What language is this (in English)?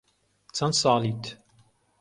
Central Kurdish